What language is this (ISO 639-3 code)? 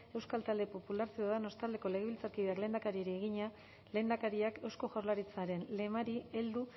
eus